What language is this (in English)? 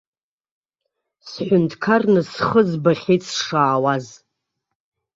Abkhazian